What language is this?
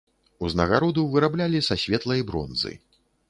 Belarusian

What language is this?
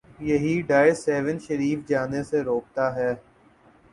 Urdu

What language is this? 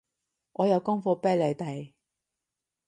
Cantonese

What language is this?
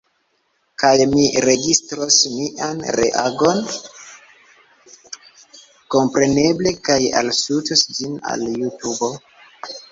Esperanto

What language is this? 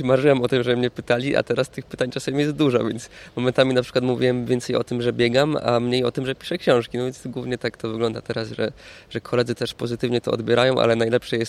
Polish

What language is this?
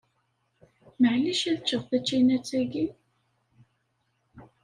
Kabyle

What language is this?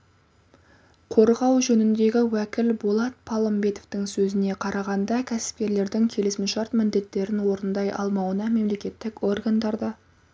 Kazakh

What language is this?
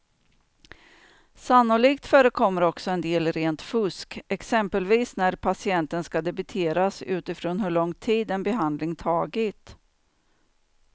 Swedish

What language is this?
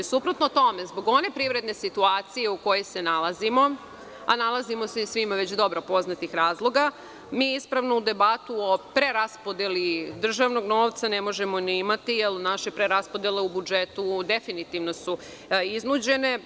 Serbian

